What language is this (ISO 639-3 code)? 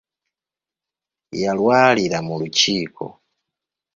lug